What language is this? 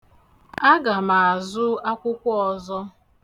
Igbo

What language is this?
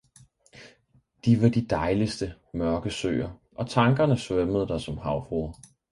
Danish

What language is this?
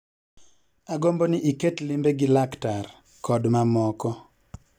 Luo (Kenya and Tanzania)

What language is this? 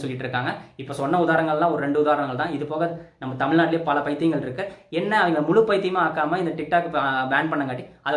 English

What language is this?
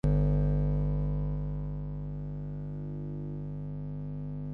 Chinese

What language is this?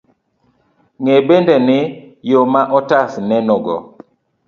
Luo (Kenya and Tanzania)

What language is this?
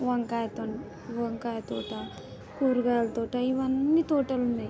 Telugu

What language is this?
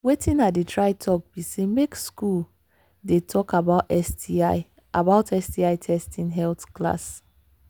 Nigerian Pidgin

